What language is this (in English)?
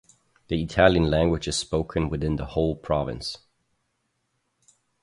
English